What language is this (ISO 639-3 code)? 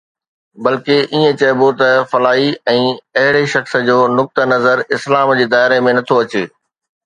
snd